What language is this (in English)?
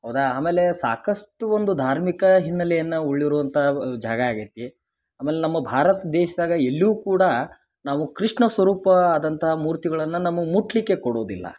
Kannada